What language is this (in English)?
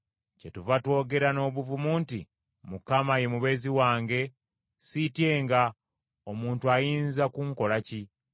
Ganda